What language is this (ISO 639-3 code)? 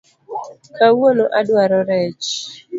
luo